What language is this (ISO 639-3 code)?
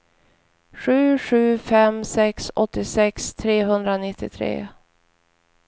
swe